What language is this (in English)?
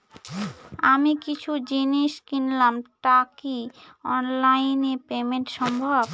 Bangla